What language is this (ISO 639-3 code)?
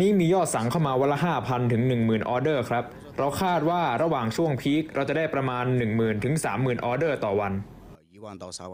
tha